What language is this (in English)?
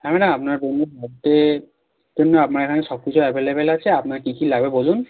Bangla